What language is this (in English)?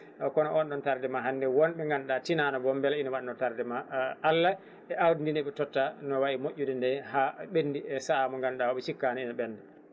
Fula